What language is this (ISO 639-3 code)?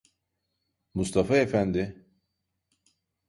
tur